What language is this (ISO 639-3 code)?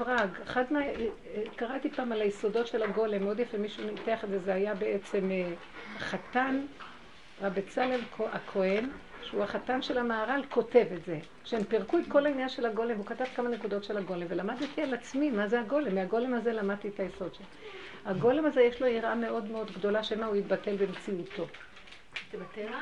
heb